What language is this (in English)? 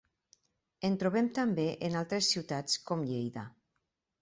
Catalan